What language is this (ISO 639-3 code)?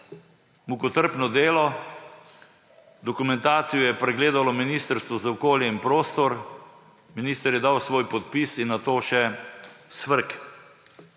slv